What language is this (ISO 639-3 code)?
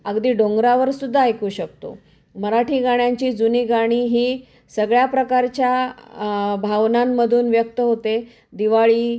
mar